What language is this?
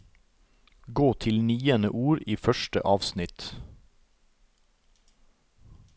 Norwegian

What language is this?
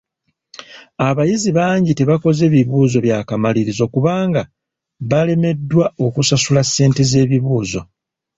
Ganda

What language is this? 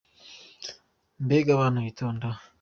Kinyarwanda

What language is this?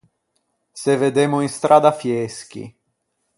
Ligurian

